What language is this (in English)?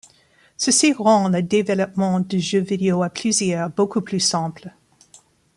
French